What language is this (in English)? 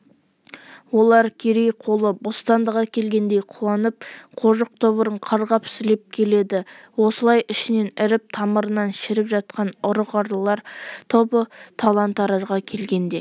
Kazakh